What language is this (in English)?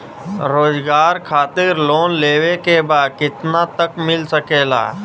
Bhojpuri